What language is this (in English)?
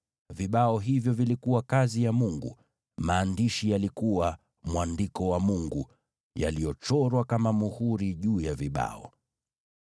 Swahili